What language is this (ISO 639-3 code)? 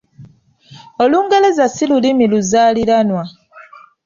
lug